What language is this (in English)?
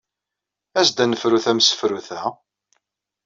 Kabyle